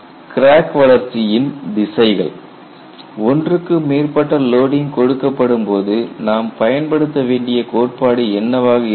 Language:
Tamil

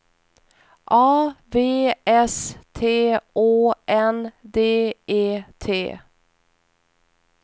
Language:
Swedish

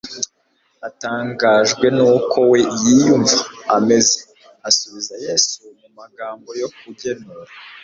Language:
Kinyarwanda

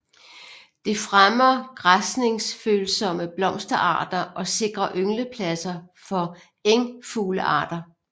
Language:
Danish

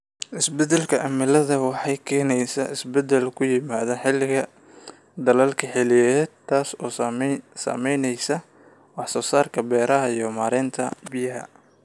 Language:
Somali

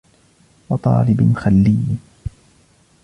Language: Arabic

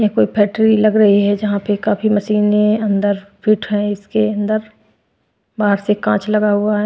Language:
Hindi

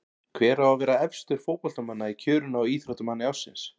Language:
Icelandic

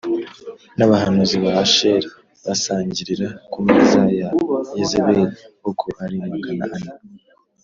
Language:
Kinyarwanda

